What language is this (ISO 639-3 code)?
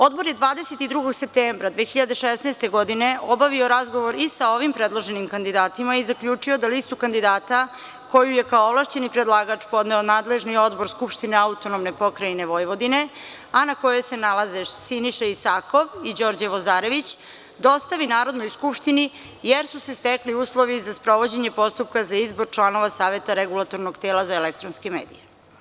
srp